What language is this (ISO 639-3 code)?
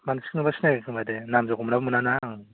brx